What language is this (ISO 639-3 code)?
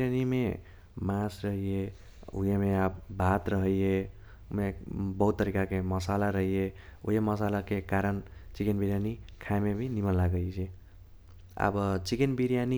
thq